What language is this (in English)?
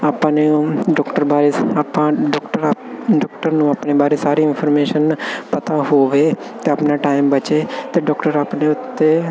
Punjabi